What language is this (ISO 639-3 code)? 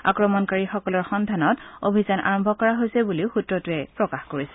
asm